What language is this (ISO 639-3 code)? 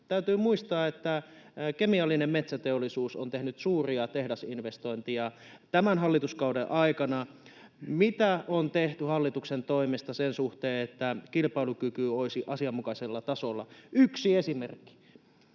fin